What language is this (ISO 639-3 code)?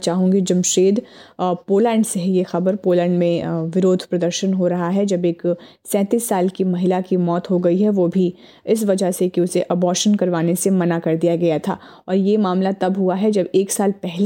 hin